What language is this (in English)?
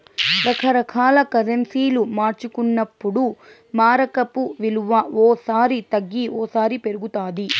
Telugu